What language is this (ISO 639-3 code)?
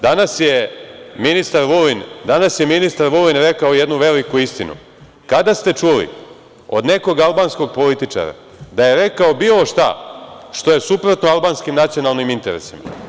srp